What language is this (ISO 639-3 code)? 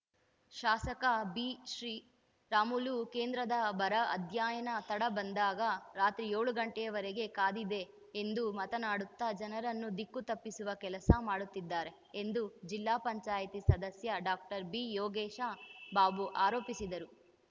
kan